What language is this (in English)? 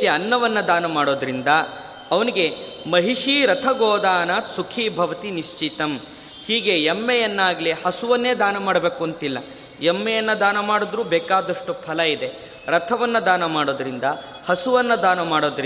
Kannada